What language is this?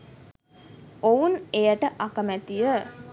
Sinhala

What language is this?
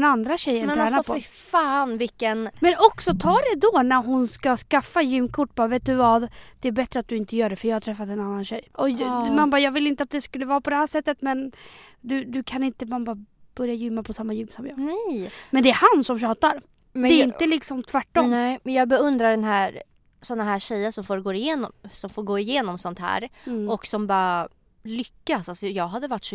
Swedish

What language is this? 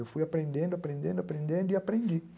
Portuguese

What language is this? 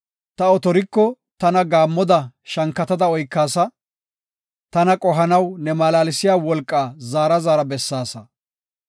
Gofa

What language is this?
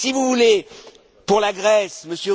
French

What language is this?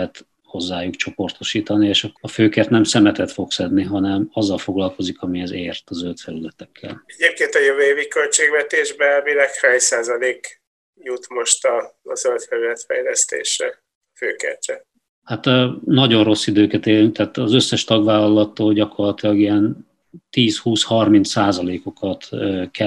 Hungarian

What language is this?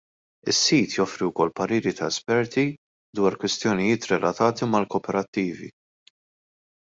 Maltese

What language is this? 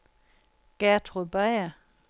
Danish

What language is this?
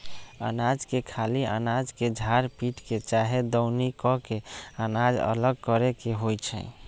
Magahi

